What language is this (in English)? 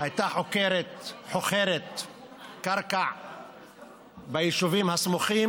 Hebrew